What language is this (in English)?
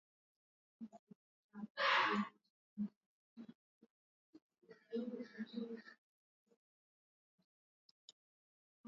Swahili